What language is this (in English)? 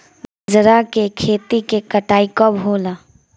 Bhojpuri